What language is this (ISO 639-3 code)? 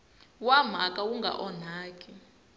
tso